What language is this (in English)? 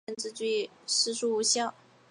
Chinese